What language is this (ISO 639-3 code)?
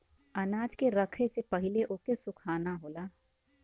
bho